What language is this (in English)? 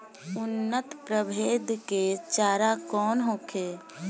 Bhojpuri